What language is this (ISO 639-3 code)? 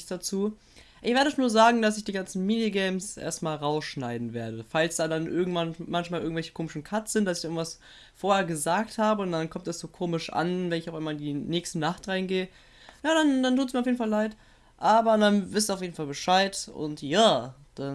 deu